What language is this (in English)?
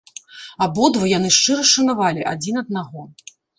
Belarusian